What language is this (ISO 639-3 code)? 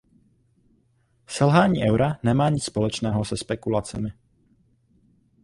ces